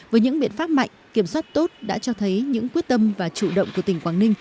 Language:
Vietnamese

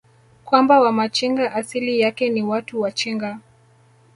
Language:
Swahili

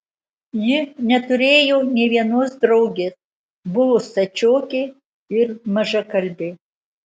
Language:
Lithuanian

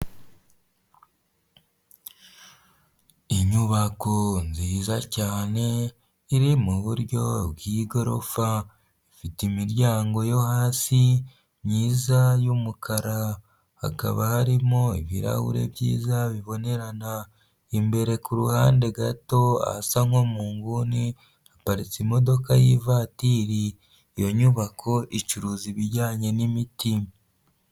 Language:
Kinyarwanda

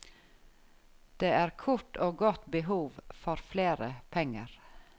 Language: Norwegian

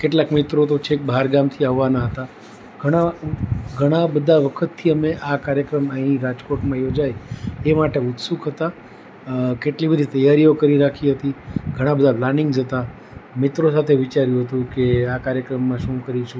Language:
Gujarati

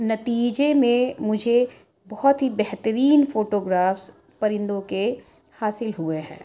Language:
Urdu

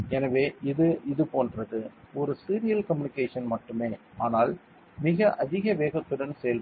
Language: Tamil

